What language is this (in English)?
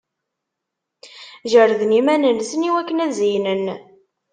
Kabyle